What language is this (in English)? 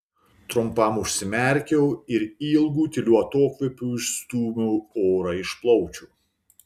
Lithuanian